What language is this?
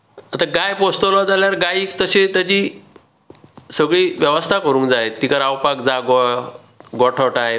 Konkani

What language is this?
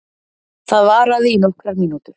Icelandic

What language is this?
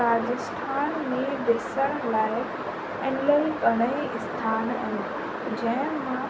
Sindhi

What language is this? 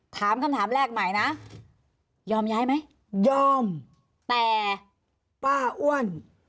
Thai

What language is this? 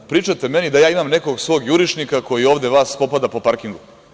Serbian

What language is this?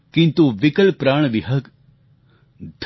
Gujarati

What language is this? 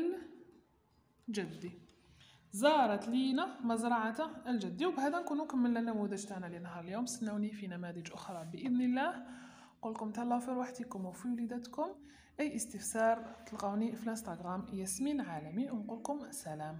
Arabic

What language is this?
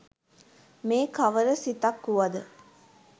Sinhala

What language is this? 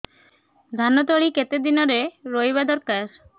Odia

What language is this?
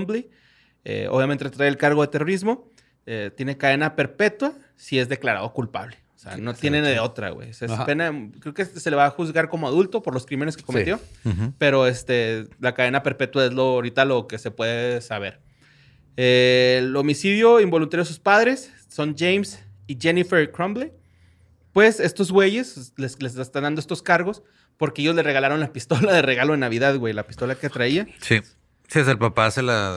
Spanish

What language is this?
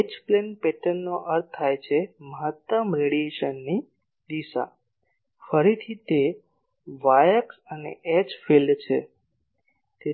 Gujarati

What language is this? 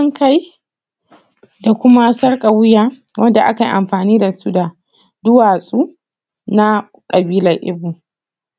Hausa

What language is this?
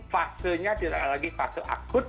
Indonesian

